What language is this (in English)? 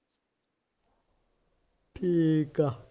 Punjabi